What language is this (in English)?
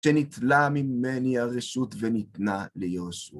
Hebrew